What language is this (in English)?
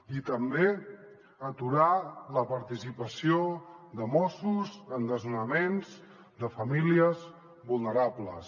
Catalan